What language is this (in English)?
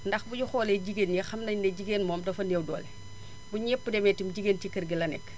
Wolof